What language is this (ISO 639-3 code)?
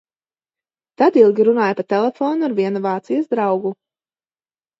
lav